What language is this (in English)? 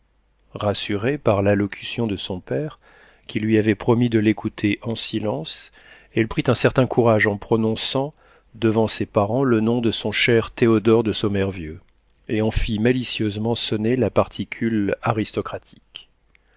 French